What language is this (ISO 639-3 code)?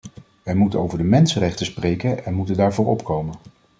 nld